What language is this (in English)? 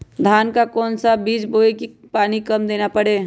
Magahi